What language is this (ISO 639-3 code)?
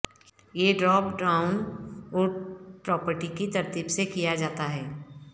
urd